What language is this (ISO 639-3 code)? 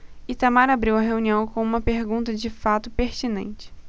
por